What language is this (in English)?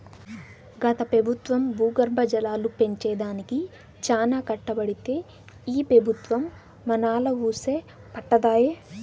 Telugu